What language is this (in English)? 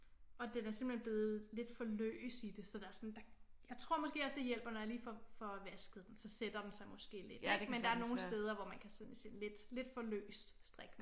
Danish